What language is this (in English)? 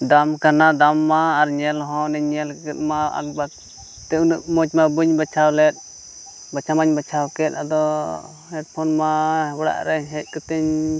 Santali